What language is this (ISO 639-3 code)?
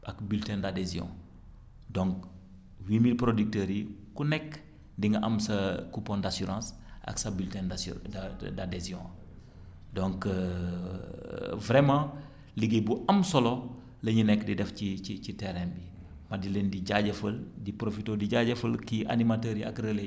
wol